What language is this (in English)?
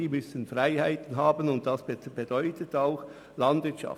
Swiss German